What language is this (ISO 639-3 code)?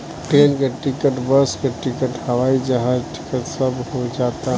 bho